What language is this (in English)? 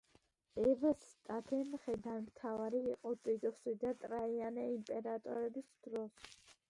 Georgian